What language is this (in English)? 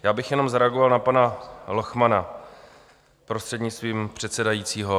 Czech